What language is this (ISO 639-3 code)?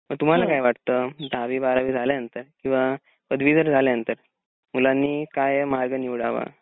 mar